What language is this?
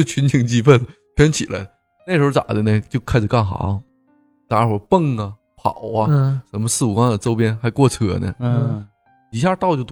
Chinese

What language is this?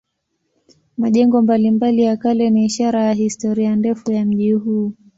Swahili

